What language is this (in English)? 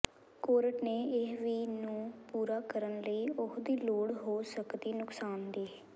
Punjabi